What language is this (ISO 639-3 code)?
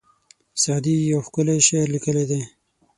pus